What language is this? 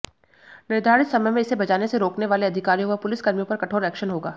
Hindi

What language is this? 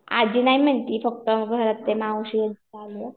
Marathi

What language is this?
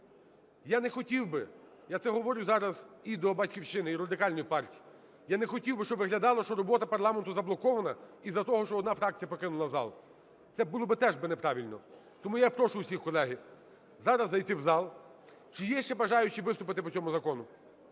Ukrainian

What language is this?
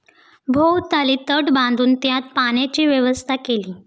Marathi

